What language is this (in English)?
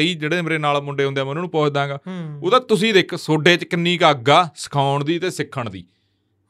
Punjabi